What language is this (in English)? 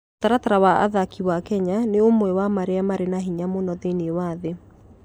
Kikuyu